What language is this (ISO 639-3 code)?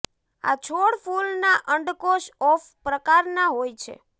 guj